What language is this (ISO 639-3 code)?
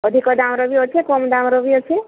ori